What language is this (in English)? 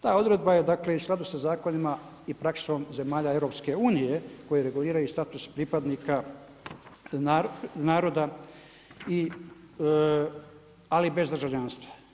Croatian